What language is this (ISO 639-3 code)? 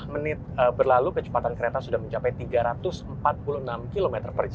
ind